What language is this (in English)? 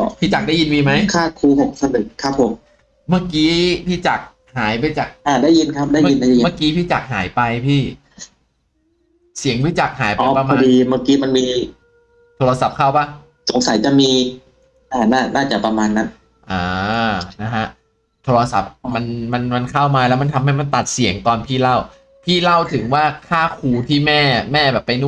Thai